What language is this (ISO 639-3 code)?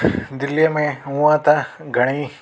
snd